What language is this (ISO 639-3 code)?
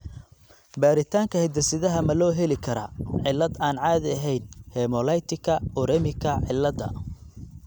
som